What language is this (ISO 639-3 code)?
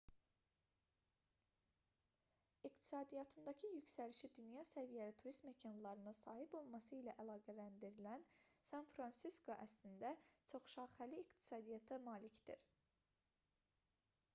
aze